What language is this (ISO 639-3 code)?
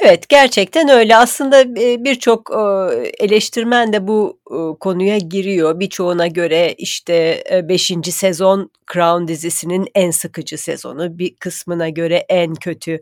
tur